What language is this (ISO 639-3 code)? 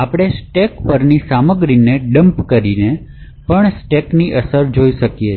guj